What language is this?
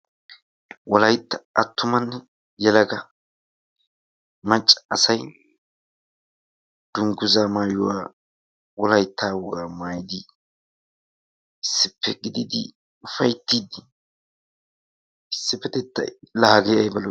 Wolaytta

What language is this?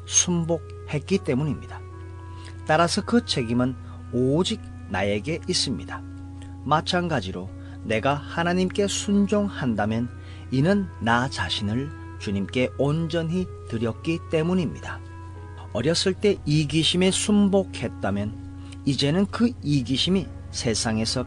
Korean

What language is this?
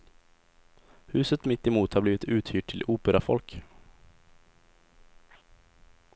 Swedish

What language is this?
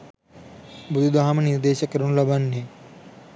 Sinhala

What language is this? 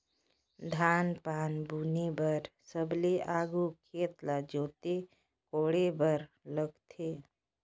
Chhattisgarhi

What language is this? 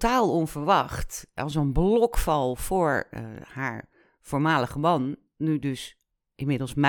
Dutch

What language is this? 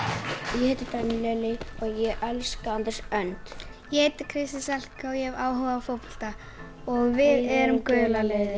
Icelandic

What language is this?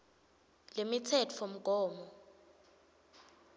Swati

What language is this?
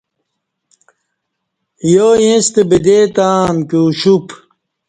Kati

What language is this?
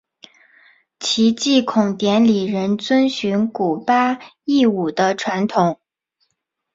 Chinese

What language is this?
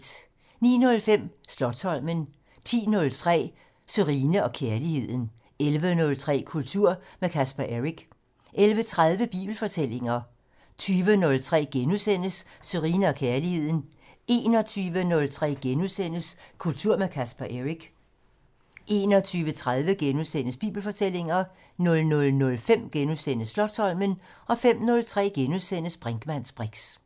Danish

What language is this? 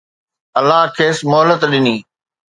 Sindhi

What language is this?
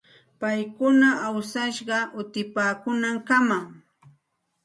Santa Ana de Tusi Pasco Quechua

